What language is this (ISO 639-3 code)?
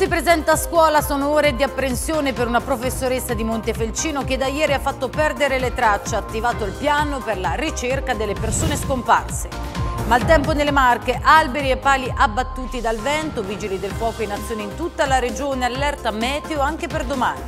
ita